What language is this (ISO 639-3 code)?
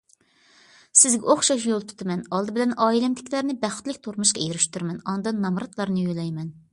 uig